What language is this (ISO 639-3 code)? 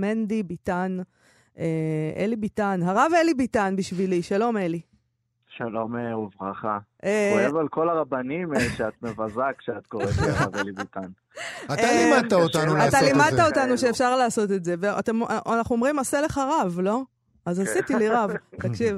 heb